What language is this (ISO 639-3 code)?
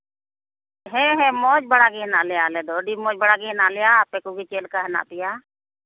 sat